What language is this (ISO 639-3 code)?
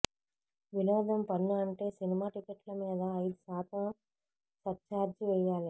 tel